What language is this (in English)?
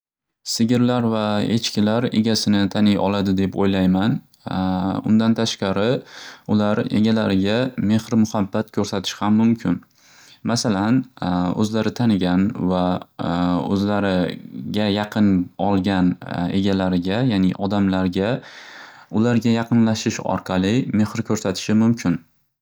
Uzbek